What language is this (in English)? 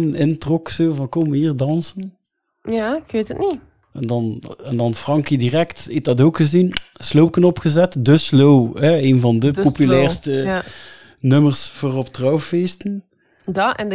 Dutch